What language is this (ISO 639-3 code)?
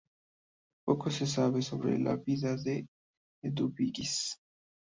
spa